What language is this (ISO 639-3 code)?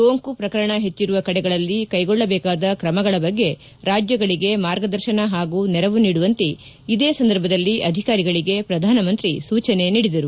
kan